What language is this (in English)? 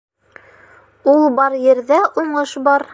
Bashkir